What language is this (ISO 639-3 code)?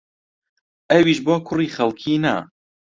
ckb